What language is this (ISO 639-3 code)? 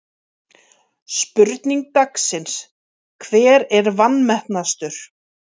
isl